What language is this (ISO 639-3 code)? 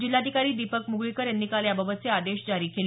mar